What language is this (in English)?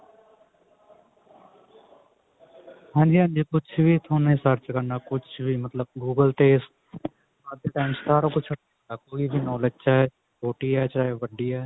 Punjabi